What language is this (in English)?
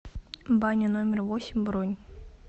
Russian